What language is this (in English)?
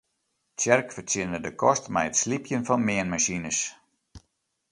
Western Frisian